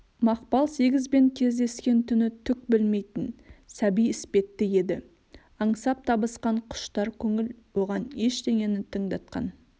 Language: Kazakh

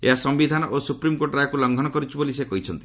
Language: Odia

